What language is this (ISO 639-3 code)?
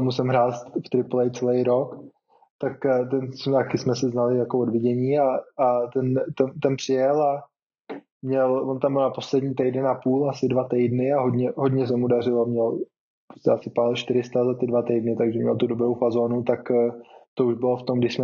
ces